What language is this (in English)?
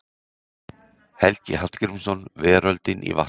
Icelandic